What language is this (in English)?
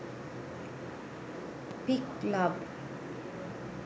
Sinhala